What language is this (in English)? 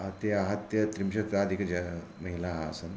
Sanskrit